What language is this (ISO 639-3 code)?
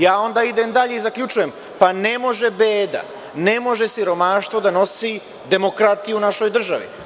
srp